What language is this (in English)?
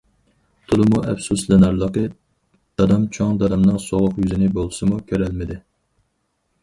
Uyghur